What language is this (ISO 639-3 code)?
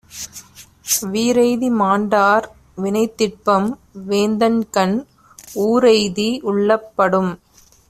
tam